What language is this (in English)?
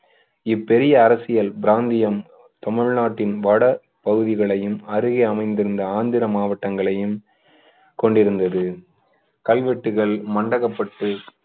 Tamil